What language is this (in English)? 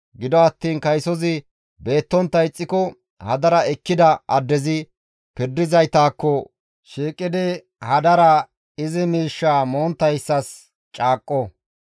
Gamo